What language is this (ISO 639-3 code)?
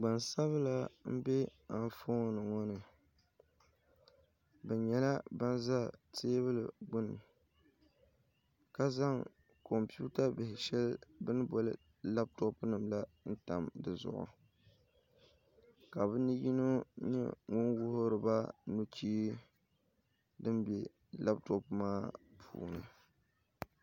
dag